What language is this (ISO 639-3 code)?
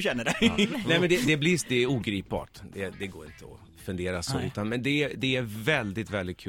swe